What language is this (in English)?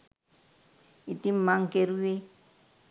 Sinhala